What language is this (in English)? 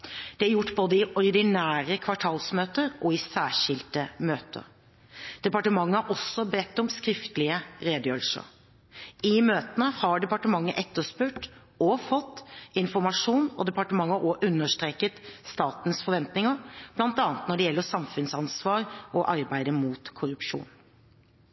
Norwegian Bokmål